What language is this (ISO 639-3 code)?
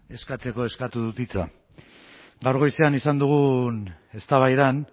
eus